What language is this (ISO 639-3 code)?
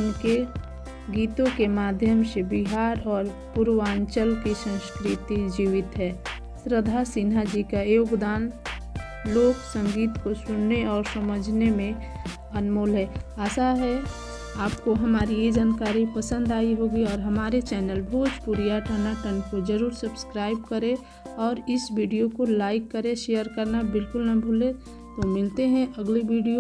hin